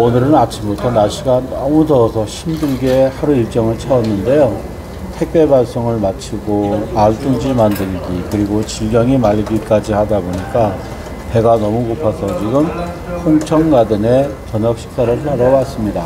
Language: Korean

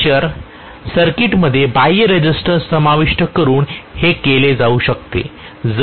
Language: Marathi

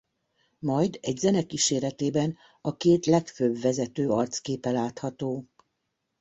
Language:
Hungarian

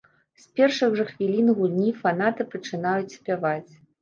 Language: Belarusian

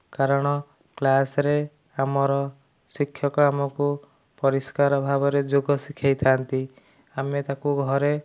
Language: Odia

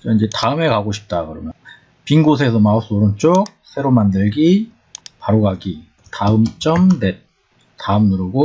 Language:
Korean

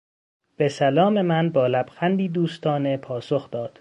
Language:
Persian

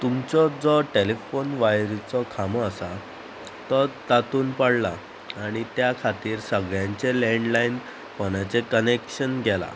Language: Konkani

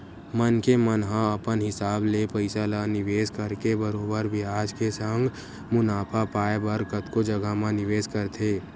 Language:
Chhattisgarhi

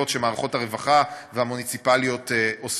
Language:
Hebrew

